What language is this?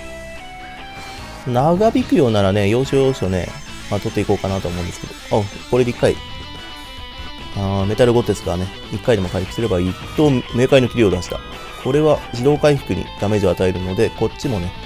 Japanese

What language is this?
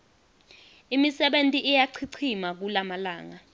Swati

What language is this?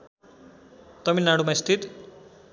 Nepali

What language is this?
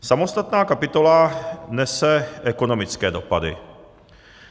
Czech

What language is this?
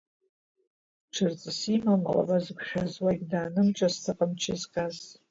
Abkhazian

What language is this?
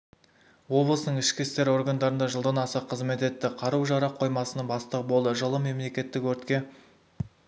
Kazakh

